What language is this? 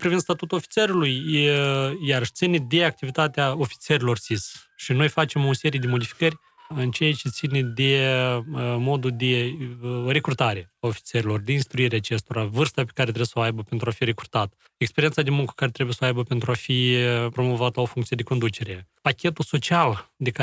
Romanian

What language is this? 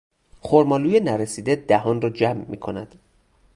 Persian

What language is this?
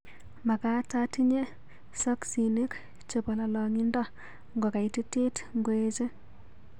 Kalenjin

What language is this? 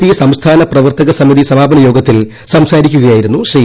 Malayalam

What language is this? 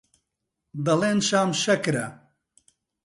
Central Kurdish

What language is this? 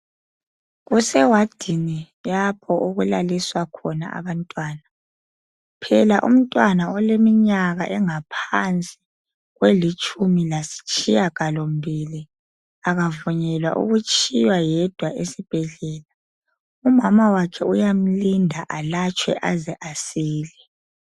North Ndebele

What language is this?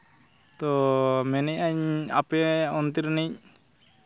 Santali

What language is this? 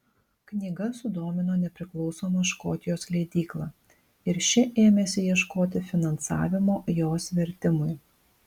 Lithuanian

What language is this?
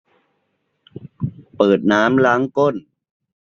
Thai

